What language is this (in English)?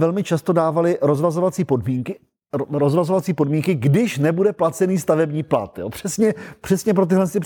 Czech